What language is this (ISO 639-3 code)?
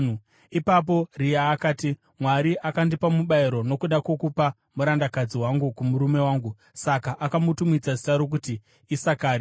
sna